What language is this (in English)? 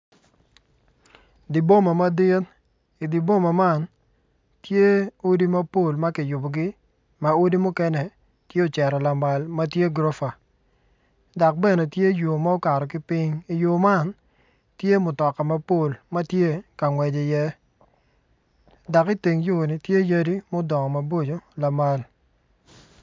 Acoli